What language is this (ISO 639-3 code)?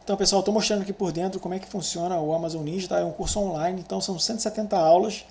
por